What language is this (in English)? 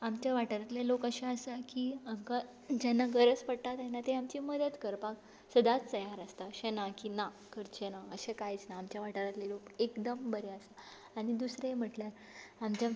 Konkani